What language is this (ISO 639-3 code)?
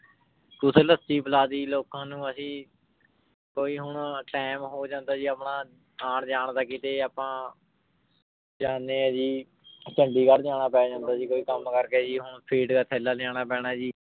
pan